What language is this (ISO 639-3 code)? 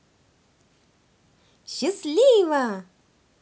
rus